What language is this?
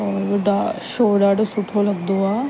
Sindhi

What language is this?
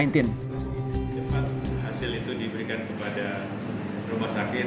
Indonesian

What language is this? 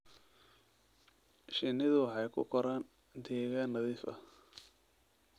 Somali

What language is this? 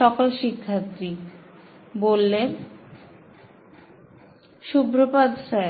Bangla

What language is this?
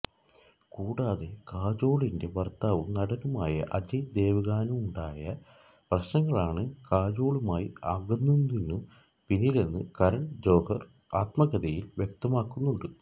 Malayalam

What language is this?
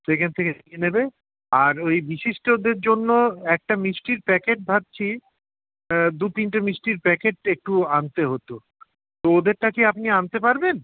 Bangla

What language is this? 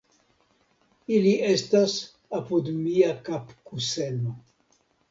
Esperanto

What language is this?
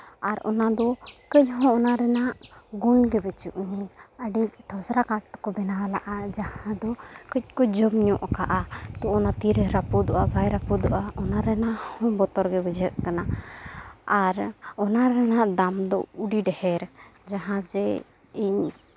Santali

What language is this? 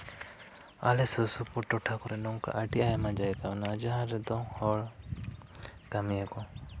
Santali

